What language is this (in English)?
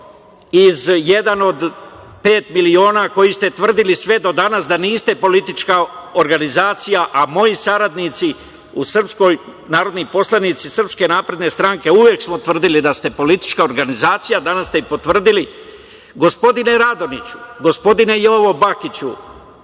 Serbian